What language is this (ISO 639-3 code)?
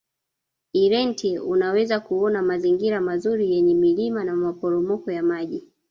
swa